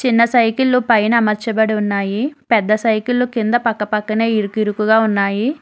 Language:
Telugu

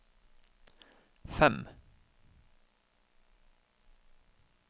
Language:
Norwegian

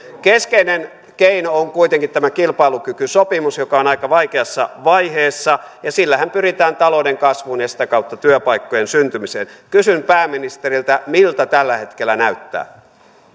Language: Finnish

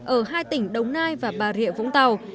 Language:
Vietnamese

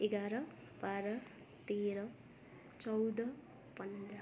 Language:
Nepali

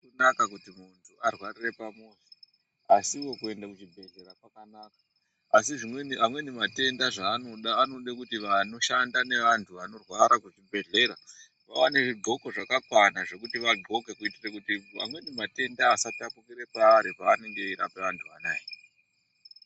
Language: Ndau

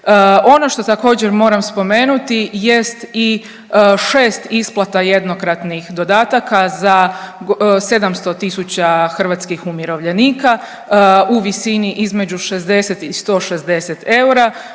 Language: Croatian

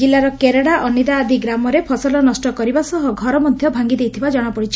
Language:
Odia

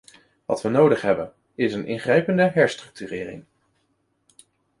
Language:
Dutch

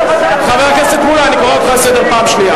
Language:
Hebrew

